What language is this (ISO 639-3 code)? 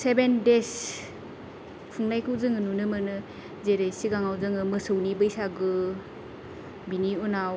brx